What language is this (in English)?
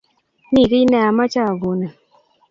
Kalenjin